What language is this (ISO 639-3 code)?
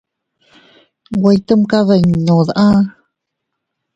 cut